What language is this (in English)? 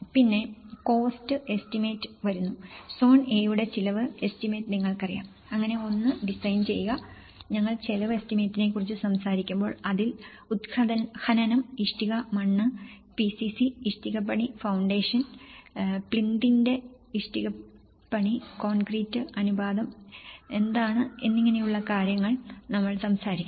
Malayalam